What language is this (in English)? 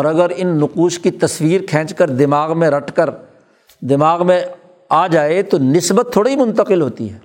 Urdu